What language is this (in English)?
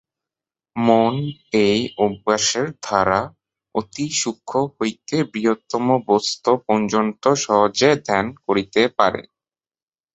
Bangla